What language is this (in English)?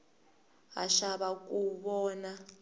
Tsonga